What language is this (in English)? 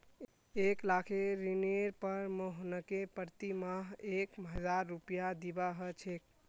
Magahi